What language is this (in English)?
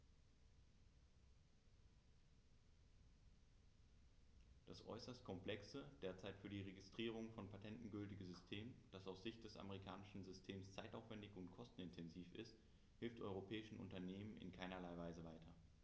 German